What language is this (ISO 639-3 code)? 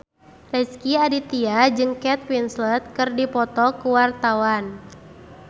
sun